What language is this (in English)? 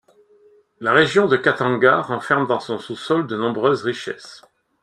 French